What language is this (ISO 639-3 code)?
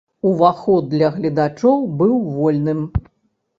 bel